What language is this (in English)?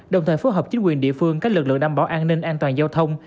Vietnamese